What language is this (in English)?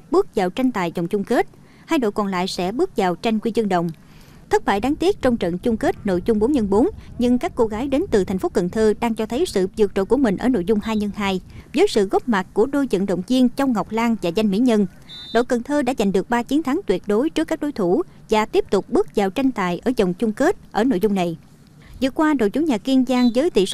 Vietnamese